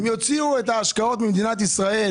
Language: Hebrew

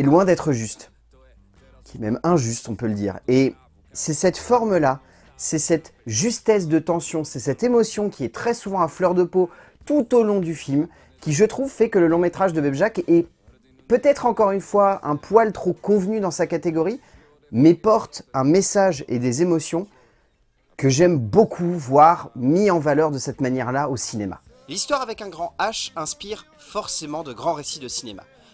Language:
French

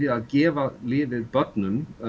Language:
Icelandic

